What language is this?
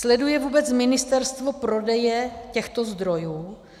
Czech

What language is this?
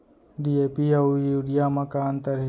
Chhattisgarhi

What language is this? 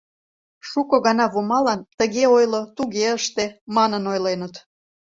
Mari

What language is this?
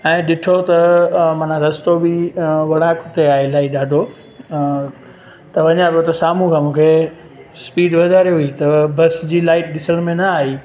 Sindhi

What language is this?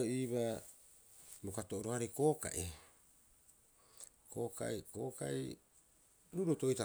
Rapoisi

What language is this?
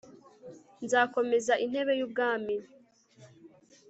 Kinyarwanda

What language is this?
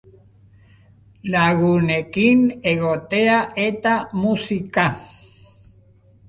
Basque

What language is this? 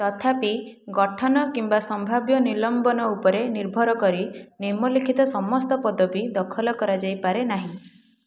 Odia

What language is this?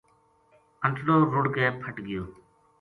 Gujari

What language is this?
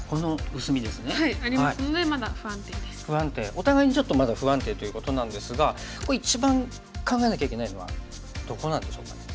Japanese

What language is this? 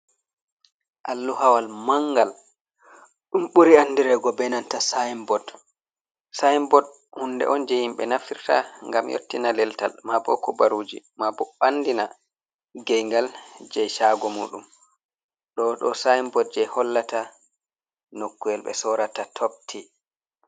Fula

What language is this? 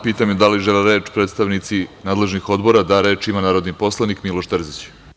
Serbian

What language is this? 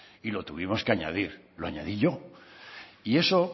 Spanish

